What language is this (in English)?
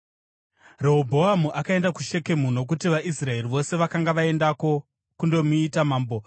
Shona